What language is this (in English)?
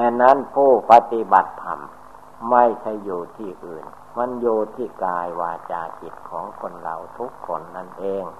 Thai